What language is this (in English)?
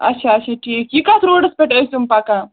Kashmiri